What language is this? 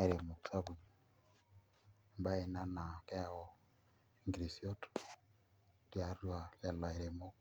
Masai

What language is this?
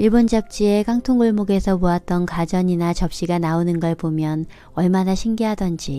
Korean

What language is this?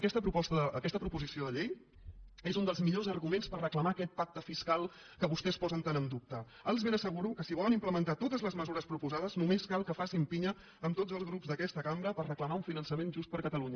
Catalan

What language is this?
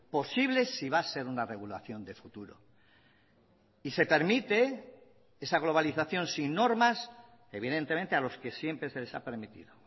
Spanish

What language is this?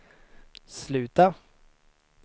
Swedish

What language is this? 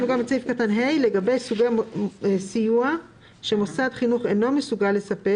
Hebrew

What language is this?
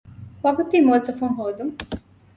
Divehi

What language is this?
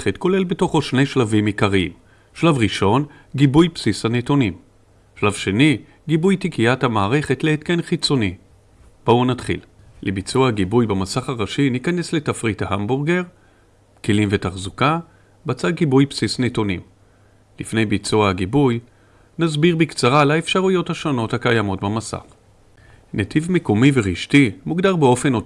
Hebrew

